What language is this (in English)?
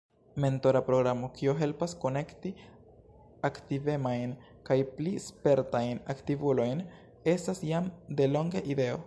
Esperanto